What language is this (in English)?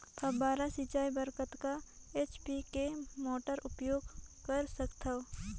Chhattisgarhi